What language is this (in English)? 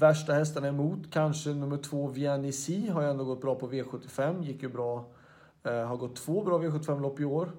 Swedish